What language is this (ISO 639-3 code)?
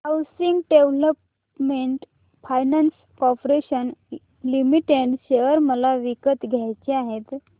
mar